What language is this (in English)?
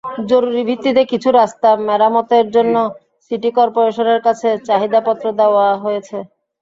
Bangla